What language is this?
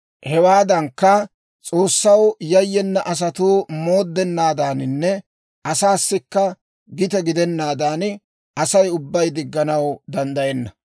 Dawro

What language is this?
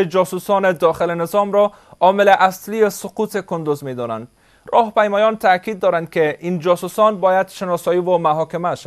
Persian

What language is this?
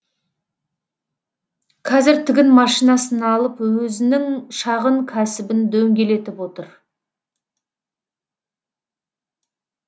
Kazakh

